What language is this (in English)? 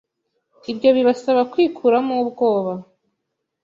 Kinyarwanda